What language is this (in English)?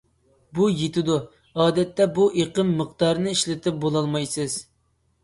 Uyghur